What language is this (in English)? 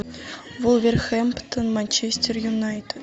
Russian